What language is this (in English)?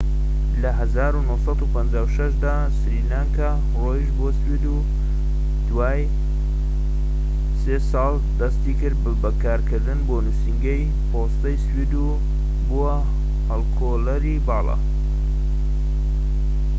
Central Kurdish